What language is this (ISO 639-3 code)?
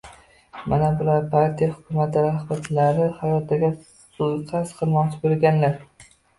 uzb